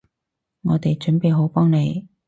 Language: Cantonese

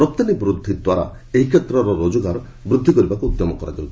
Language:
Odia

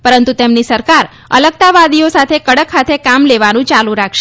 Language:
Gujarati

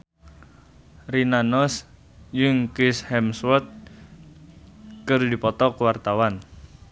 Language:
Sundanese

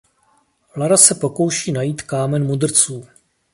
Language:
Czech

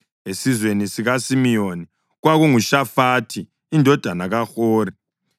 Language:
North Ndebele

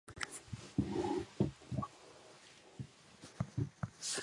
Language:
Japanese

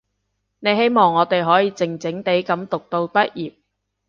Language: Cantonese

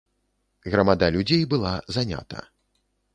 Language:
Belarusian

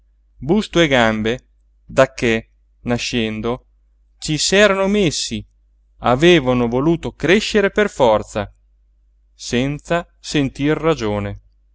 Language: Italian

